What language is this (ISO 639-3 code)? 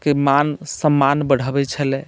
mai